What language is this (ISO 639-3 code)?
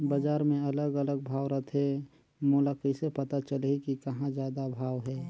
hne